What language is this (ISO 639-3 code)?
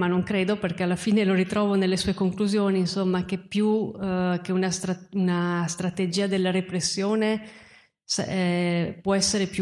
ita